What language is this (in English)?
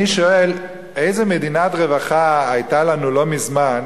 Hebrew